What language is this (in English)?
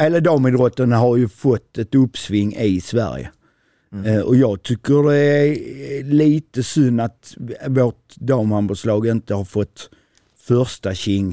Swedish